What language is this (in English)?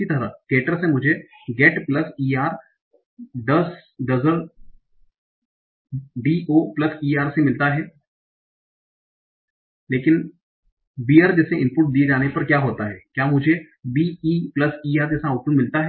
Hindi